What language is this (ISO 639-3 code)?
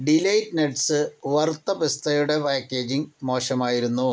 mal